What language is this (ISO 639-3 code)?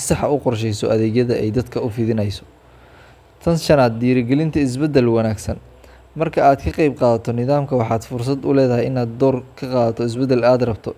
som